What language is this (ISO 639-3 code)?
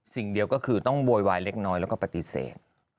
tha